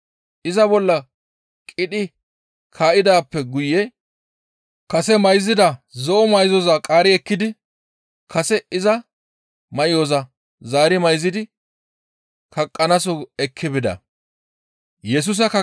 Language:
Gamo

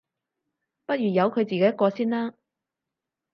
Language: Cantonese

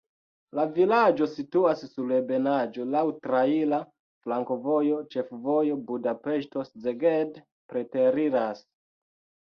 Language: Esperanto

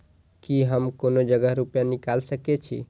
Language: Maithili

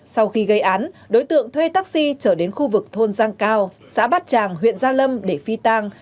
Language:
Vietnamese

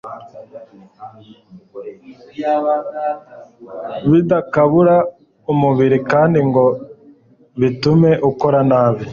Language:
Kinyarwanda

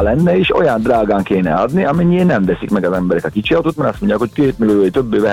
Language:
Hungarian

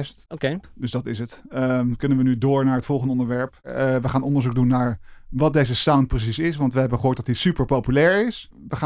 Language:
Dutch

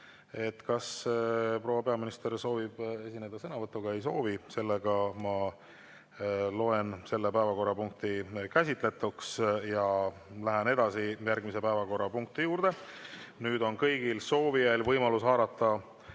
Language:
Estonian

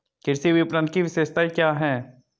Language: Hindi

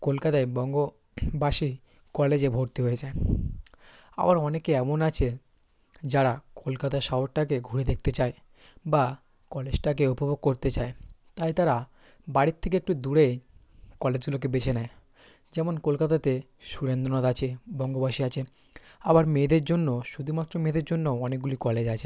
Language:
Bangla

